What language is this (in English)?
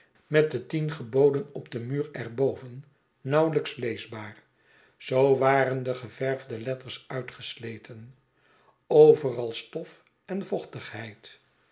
Dutch